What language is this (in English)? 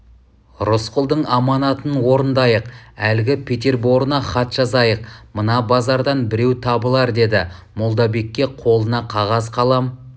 Kazakh